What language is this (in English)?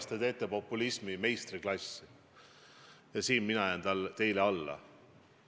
Estonian